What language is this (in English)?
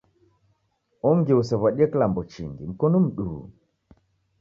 Taita